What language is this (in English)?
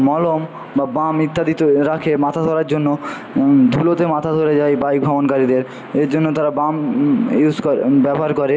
Bangla